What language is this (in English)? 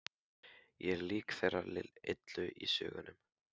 Icelandic